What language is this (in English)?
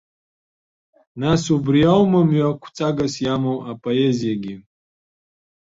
Abkhazian